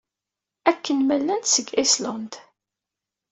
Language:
Kabyle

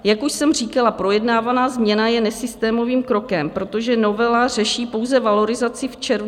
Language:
Czech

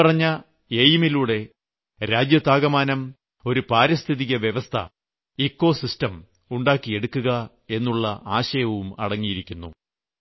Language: Malayalam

